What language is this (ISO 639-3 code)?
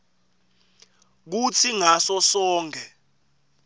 ssw